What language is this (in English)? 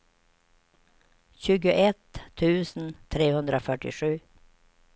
Swedish